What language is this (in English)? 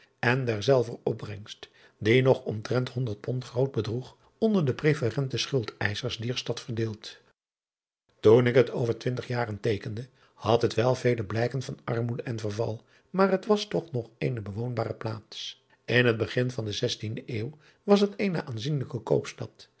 Dutch